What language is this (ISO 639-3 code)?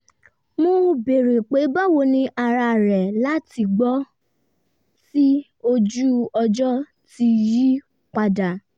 yor